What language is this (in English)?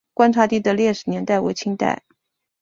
Chinese